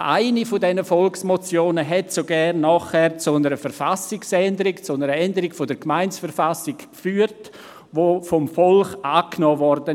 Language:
Swiss German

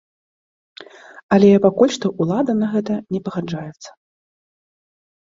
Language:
Belarusian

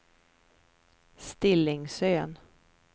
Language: Swedish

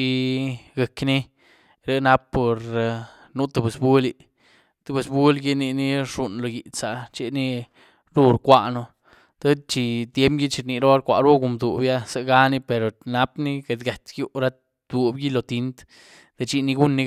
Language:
Güilá Zapotec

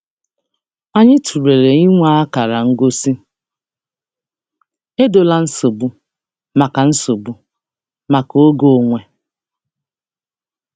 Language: Igbo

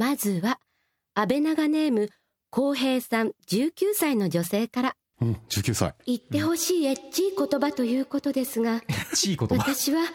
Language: Japanese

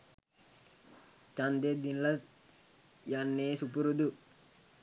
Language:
Sinhala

